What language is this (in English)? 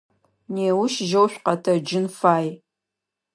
Adyghe